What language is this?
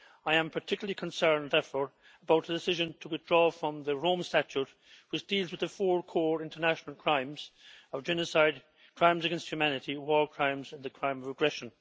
English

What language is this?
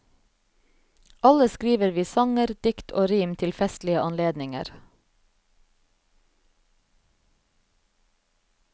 Norwegian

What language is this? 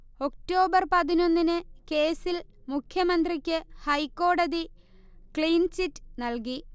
Malayalam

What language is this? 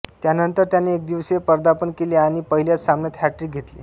Marathi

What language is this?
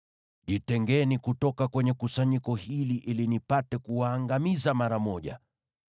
Swahili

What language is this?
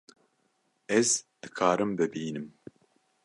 Kurdish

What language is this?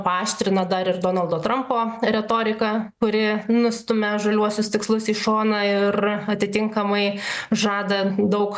Lithuanian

